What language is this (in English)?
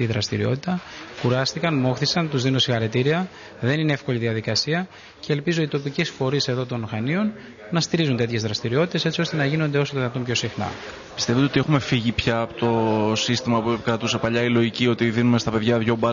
Greek